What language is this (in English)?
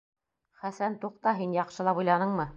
Bashkir